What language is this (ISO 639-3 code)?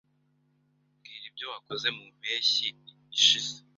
kin